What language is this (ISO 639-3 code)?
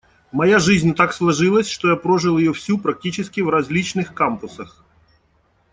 rus